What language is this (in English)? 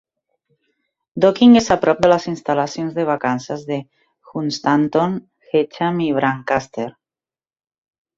Catalan